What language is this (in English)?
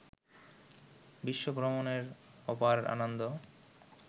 Bangla